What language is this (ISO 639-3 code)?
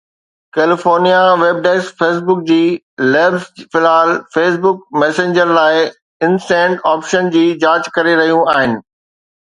snd